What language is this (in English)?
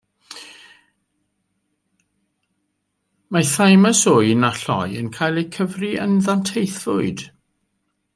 Welsh